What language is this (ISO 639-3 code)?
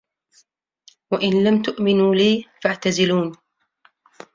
ara